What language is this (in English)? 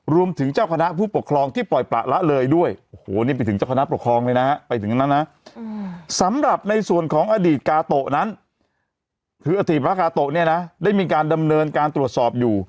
Thai